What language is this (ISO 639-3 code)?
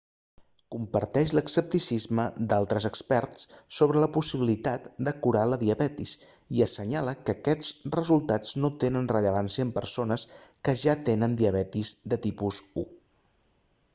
cat